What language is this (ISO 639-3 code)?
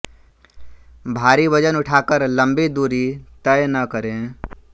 hin